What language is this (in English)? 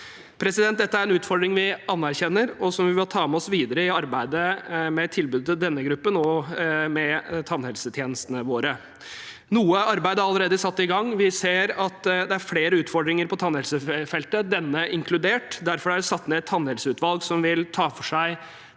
Norwegian